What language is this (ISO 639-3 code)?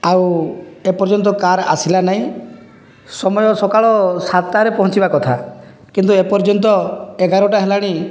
ori